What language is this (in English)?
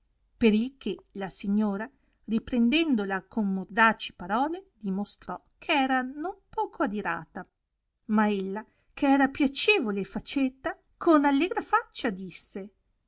Italian